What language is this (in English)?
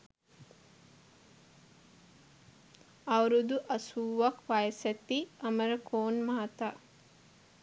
Sinhala